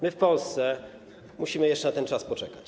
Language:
Polish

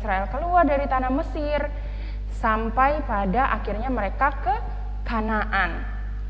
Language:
Indonesian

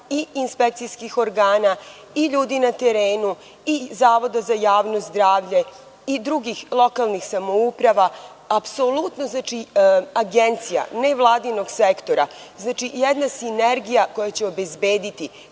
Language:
Serbian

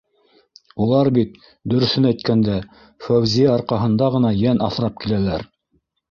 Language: Bashkir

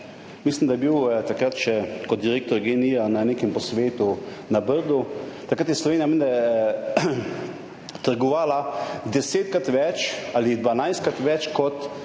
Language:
Slovenian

